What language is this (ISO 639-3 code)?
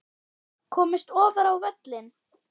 isl